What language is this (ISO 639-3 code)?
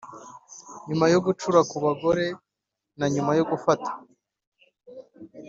kin